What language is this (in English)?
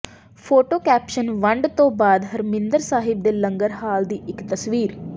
Punjabi